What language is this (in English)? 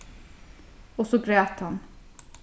Faroese